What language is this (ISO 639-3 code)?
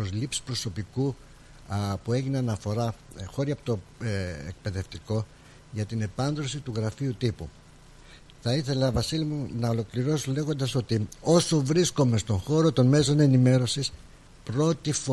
ell